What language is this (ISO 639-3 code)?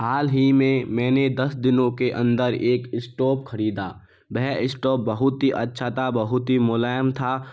hin